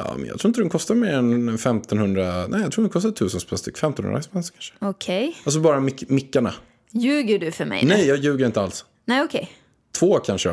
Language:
Swedish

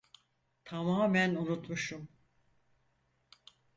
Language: Turkish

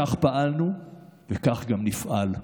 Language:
Hebrew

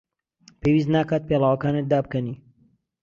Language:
Central Kurdish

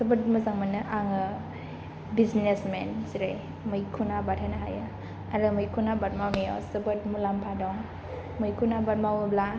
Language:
Bodo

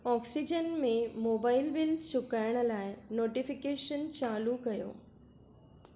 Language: Sindhi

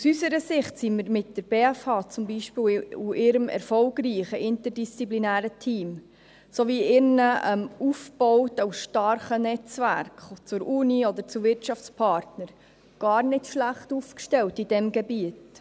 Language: Swiss German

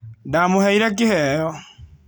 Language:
Kikuyu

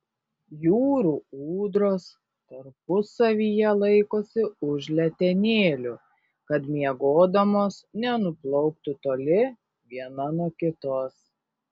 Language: Lithuanian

